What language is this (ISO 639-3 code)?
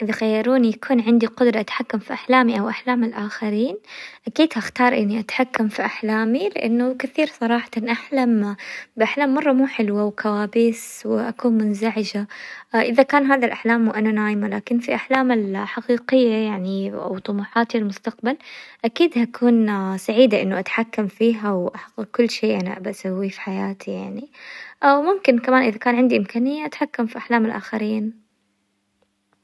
acw